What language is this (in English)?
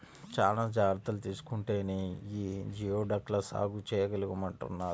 Telugu